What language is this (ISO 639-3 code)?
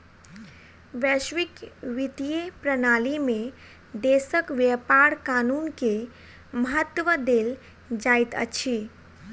mai